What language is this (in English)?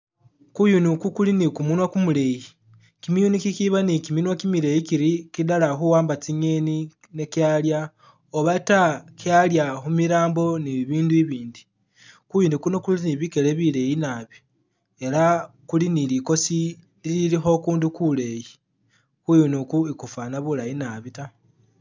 Masaaba